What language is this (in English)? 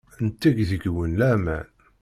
Kabyle